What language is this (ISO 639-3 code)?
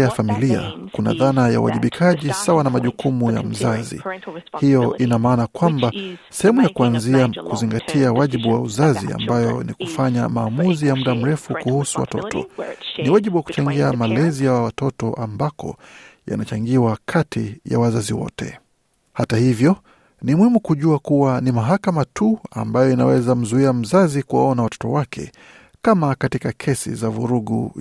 swa